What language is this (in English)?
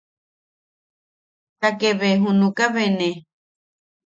Yaqui